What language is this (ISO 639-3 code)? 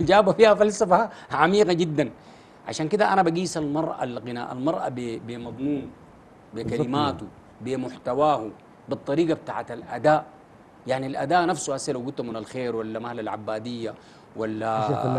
ara